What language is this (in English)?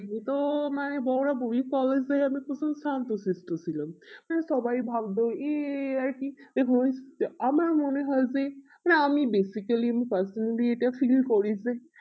Bangla